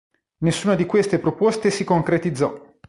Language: Italian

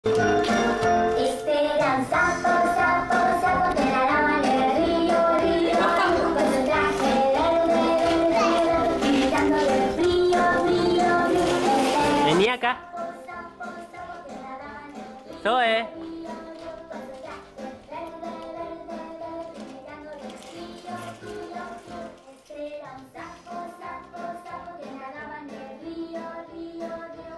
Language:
Spanish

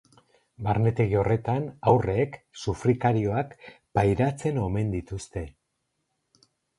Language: Basque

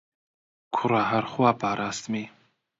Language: Central Kurdish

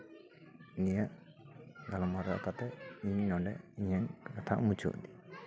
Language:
Santali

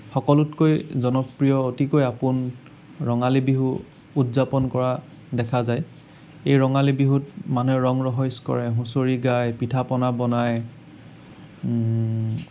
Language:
Assamese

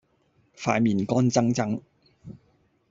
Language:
Cantonese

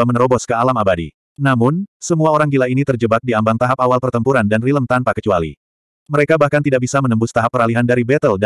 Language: Indonesian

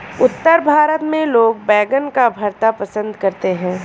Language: Hindi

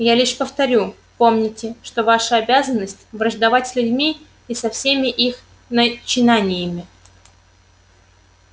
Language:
Russian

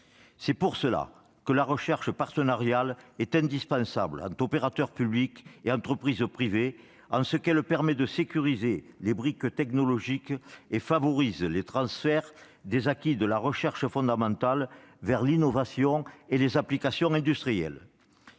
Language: French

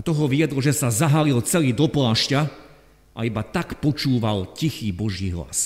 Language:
Slovak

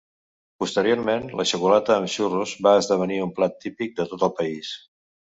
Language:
Catalan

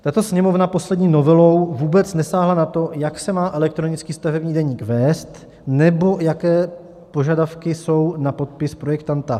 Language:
Czech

